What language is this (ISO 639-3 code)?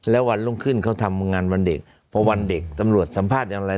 tha